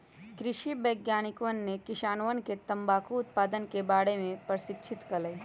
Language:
Magahi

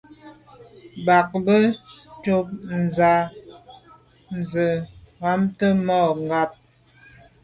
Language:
Medumba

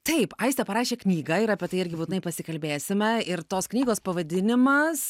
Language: Lithuanian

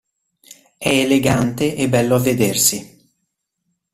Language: Italian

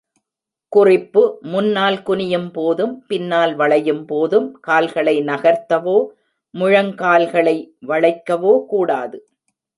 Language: Tamil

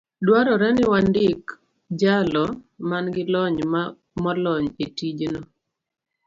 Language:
Luo (Kenya and Tanzania)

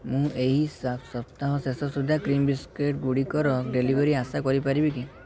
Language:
Odia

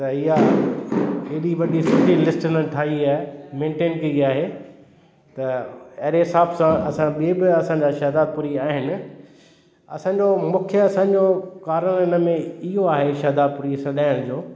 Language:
Sindhi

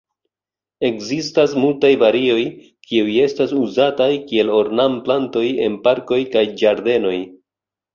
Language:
Esperanto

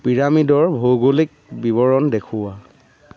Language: Assamese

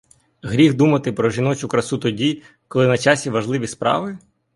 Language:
Ukrainian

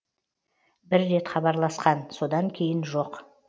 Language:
Kazakh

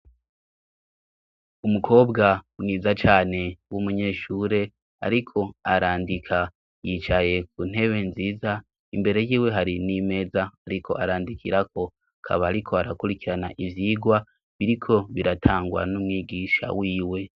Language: Rundi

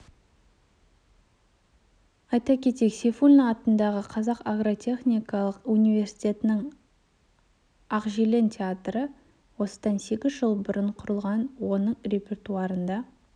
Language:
Kazakh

